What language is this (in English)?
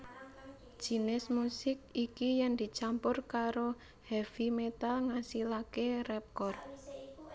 Javanese